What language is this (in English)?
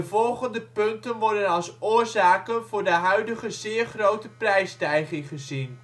Dutch